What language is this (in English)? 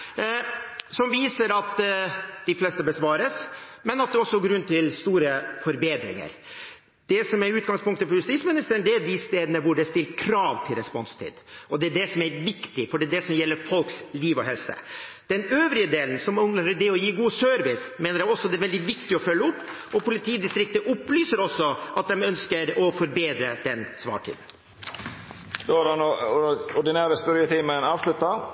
Norwegian